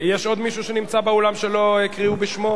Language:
Hebrew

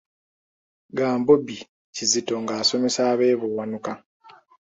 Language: Ganda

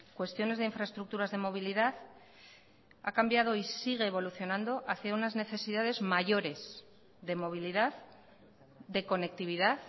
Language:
Spanish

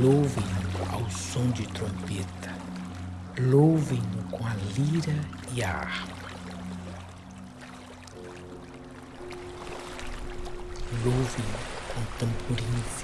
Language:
Portuguese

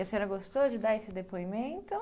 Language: Portuguese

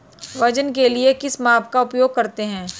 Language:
Hindi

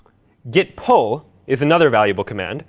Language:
English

